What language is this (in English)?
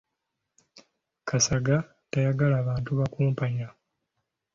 Ganda